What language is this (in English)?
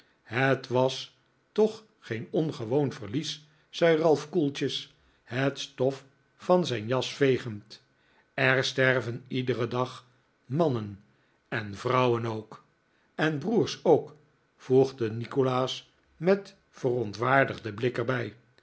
Dutch